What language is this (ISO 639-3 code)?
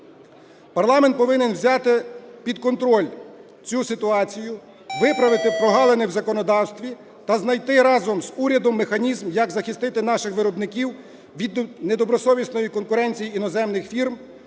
ukr